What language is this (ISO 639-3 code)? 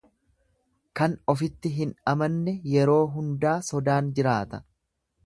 orm